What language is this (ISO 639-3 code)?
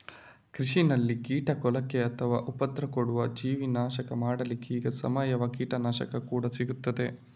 kan